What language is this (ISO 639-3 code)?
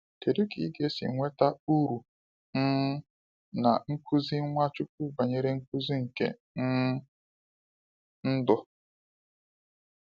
ibo